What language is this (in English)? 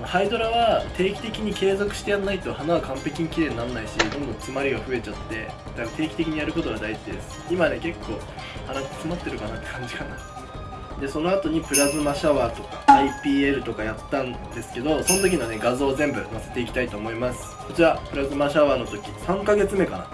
Japanese